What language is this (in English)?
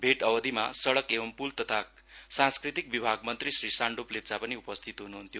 Nepali